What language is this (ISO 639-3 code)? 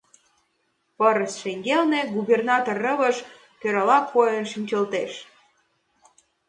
chm